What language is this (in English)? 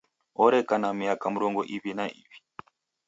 Taita